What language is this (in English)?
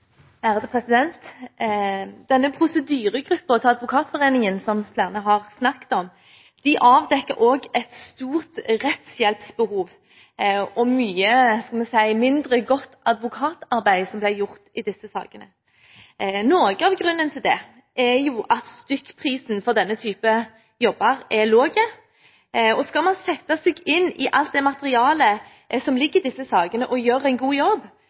Norwegian Bokmål